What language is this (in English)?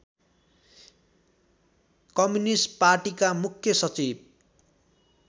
Nepali